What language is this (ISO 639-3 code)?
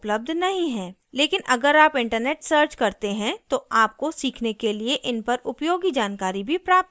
hin